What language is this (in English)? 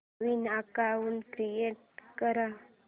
Marathi